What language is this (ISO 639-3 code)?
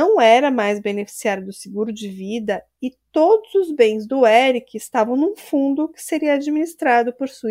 por